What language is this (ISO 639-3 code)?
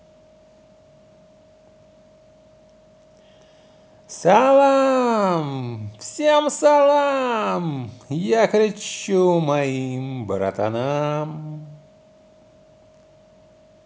rus